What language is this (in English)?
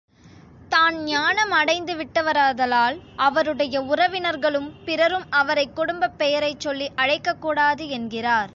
Tamil